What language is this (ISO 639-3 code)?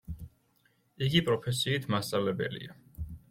kat